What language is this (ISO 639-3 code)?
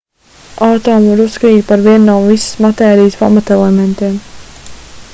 lav